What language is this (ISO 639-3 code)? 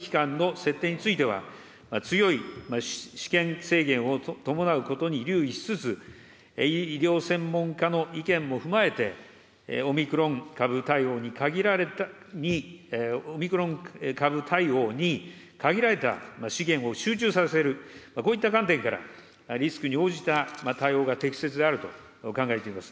jpn